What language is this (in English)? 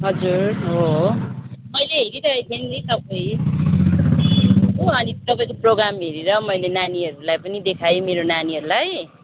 Nepali